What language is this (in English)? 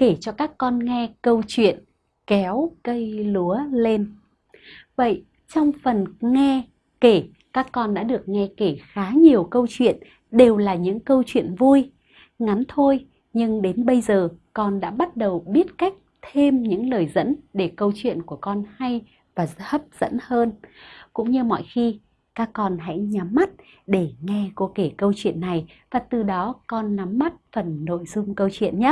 Vietnamese